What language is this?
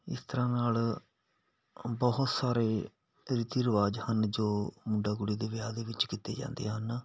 Punjabi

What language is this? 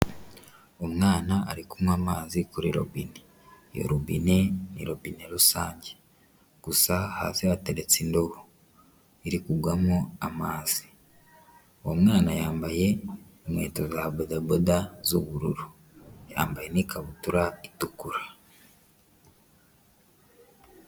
Kinyarwanda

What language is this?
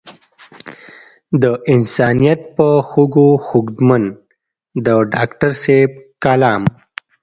Pashto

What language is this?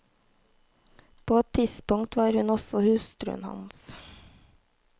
Norwegian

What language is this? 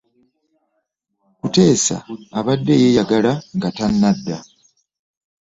Ganda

